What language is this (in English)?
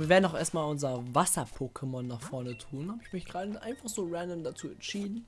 German